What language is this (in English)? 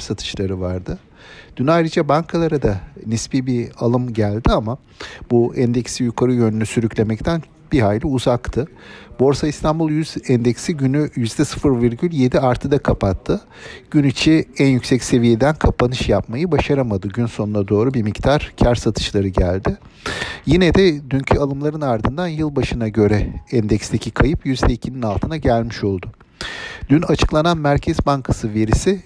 Turkish